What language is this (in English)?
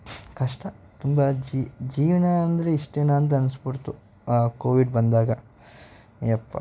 Kannada